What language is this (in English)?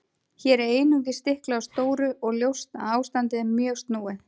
Icelandic